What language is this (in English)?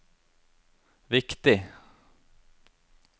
Norwegian